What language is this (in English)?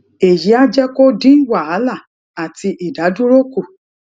Yoruba